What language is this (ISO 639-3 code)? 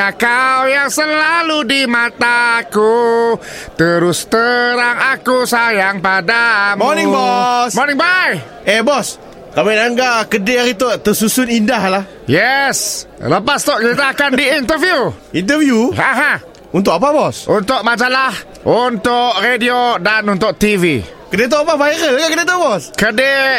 msa